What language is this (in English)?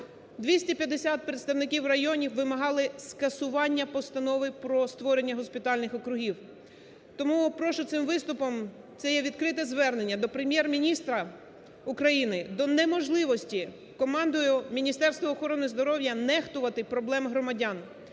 Ukrainian